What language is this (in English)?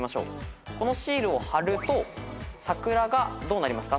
Japanese